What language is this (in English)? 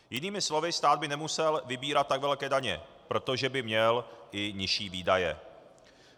Czech